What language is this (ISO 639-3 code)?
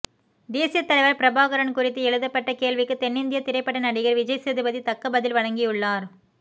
tam